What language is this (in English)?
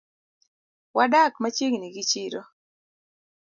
Luo (Kenya and Tanzania)